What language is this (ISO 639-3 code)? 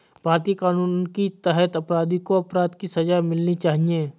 hin